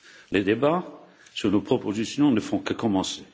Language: French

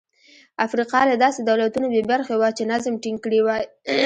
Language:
Pashto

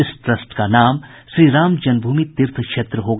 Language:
Hindi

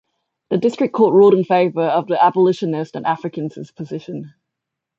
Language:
English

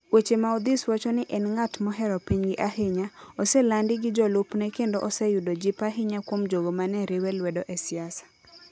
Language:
Luo (Kenya and Tanzania)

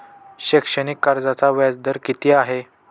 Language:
Marathi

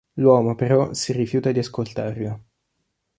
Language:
Italian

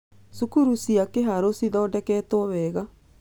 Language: Kikuyu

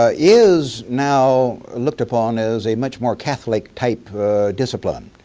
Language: English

